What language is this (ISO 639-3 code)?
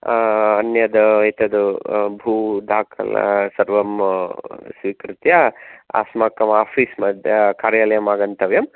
san